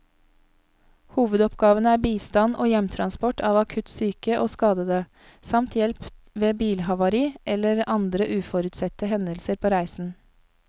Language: Norwegian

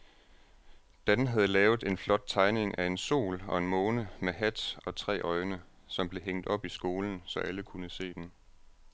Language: Danish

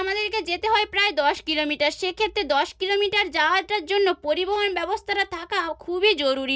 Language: Bangla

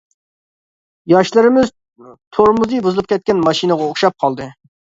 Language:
Uyghur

